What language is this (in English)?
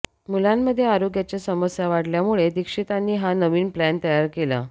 Marathi